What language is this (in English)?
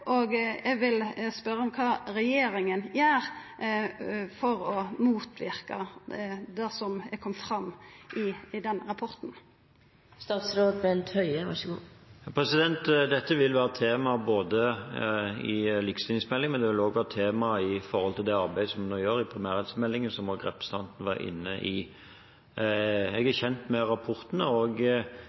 Norwegian